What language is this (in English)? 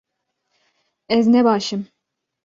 Kurdish